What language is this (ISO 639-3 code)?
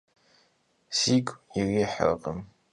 kbd